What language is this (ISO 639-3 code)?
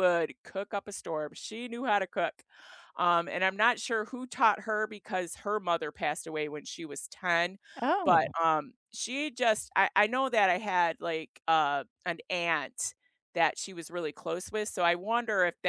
eng